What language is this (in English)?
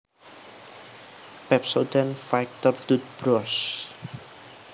Javanese